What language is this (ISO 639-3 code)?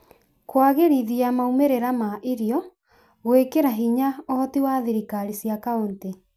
kik